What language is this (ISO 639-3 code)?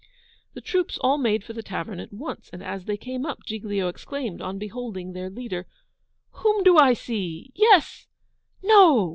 eng